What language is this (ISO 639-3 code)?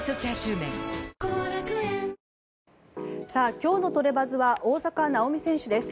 jpn